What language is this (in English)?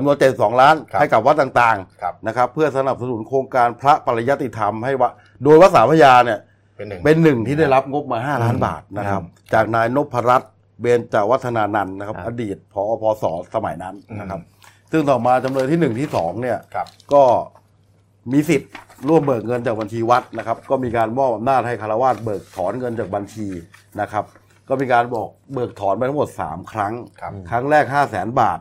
Thai